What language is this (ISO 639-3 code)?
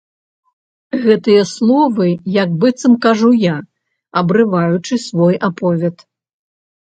bel